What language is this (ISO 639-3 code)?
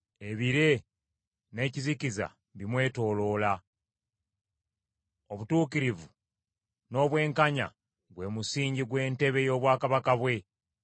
lug